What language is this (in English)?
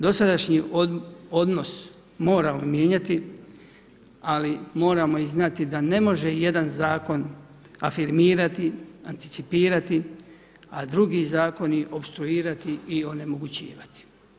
Croatian